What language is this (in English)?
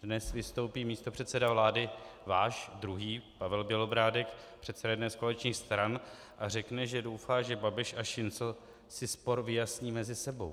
Czech